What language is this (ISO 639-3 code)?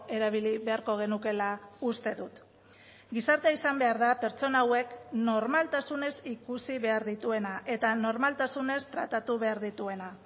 eus